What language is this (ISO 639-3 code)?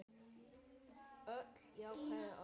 isl